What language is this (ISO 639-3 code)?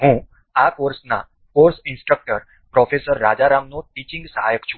guj